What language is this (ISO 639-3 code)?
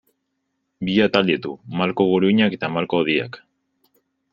eus